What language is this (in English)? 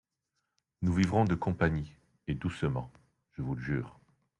French